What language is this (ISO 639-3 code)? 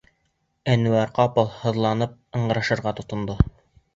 bak